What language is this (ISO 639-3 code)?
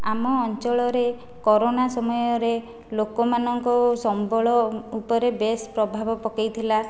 ori